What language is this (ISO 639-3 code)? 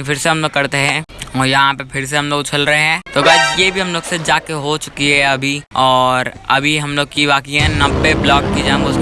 hin